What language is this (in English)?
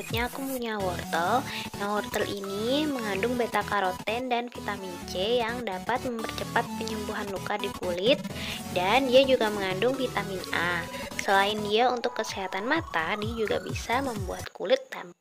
Indonesian